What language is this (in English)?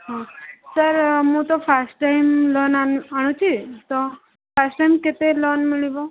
Odia